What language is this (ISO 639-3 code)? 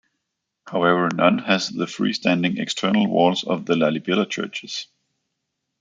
eng